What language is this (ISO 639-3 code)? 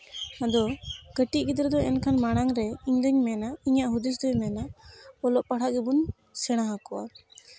sat